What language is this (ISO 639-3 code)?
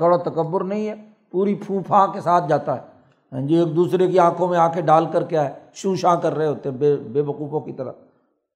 urd